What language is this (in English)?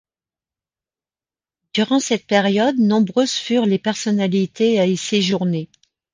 French